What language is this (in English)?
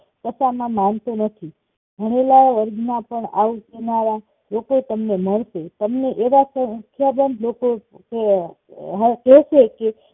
Gujarati